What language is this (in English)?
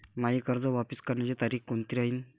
Marathi